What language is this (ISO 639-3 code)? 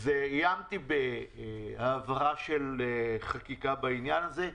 heb